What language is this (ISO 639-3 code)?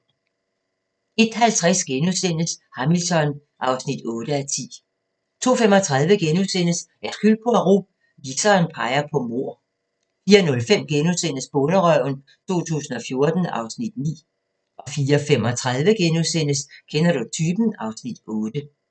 dan